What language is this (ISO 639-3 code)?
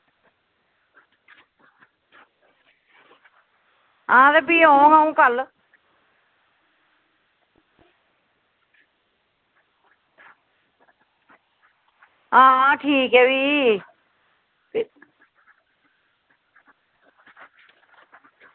doi